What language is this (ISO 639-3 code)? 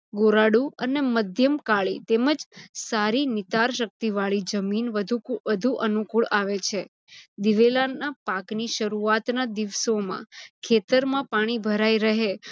guj